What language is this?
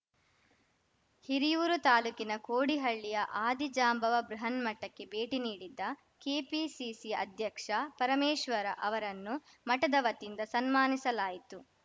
Kannada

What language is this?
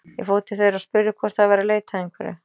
Icelandic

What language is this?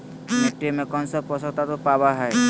Magahi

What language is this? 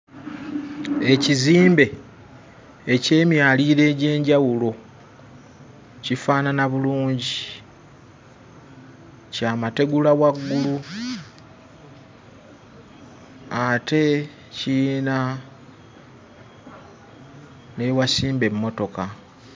Ganda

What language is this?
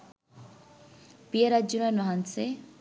Sinhala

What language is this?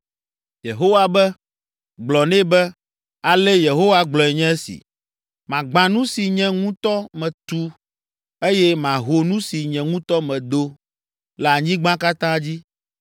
Ewe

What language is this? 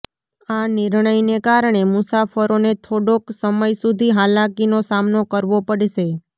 Gujarati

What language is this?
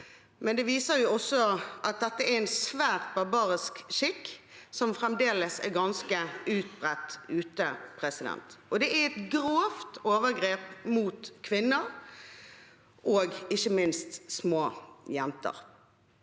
Norwegian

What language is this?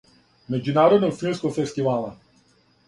Serbian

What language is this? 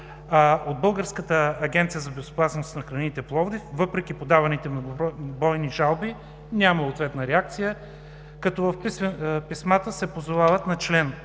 Bulgarian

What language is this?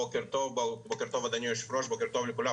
Hebrew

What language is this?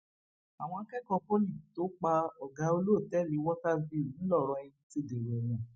Yoruba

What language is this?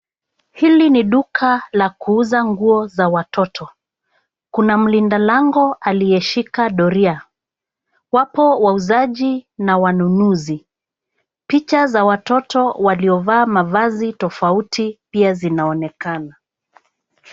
Swahili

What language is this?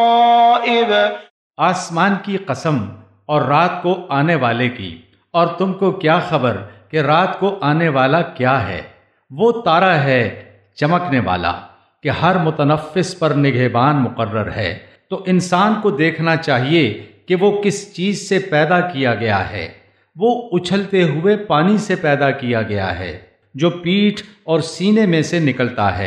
Punjabi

